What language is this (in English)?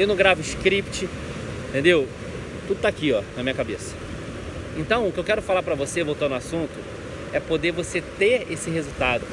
Portuguese